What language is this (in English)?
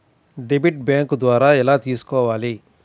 Telugu